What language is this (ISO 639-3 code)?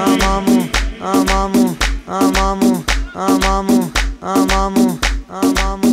ron